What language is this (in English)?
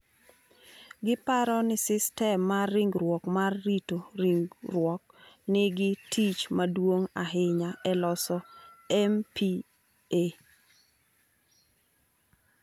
Luo (Kenya and Tanzania)